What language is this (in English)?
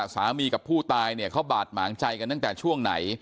Thai